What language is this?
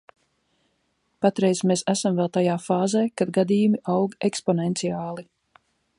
Latvian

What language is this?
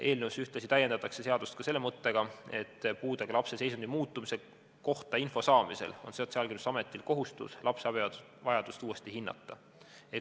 Estonian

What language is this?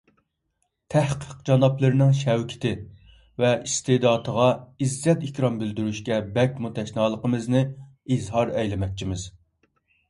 Uyghur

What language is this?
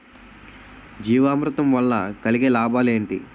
Telugu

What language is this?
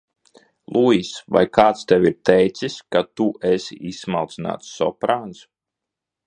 Latvian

